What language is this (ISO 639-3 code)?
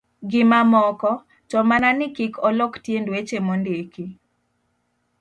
luo